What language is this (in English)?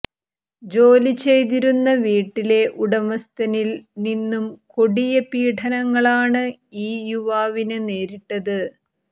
Malayalam